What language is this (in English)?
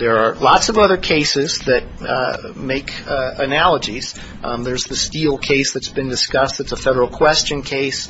English